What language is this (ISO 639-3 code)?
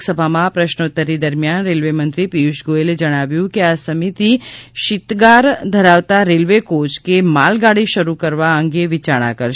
guj